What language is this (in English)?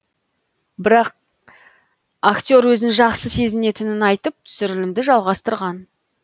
Kazakh